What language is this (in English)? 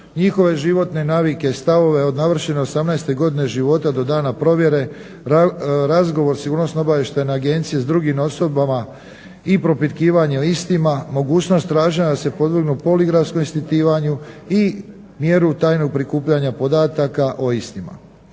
Croatian